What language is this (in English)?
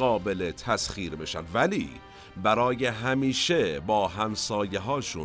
Persian